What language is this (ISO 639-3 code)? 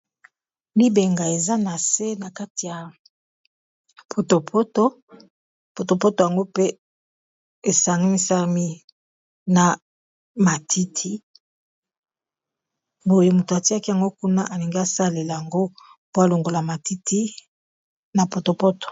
lin